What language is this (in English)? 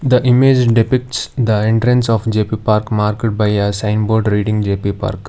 English